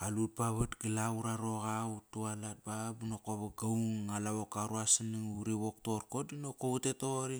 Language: Kairak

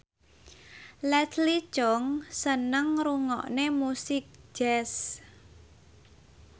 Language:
Javanese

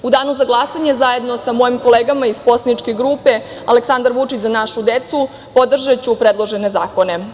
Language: Serbian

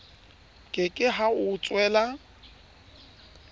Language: Southern Sotho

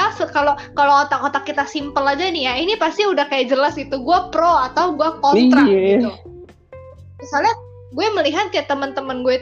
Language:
Indonesian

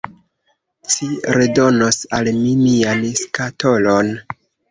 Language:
Esperanto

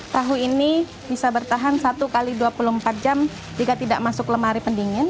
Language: Indonesian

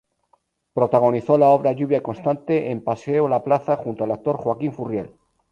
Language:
Spanish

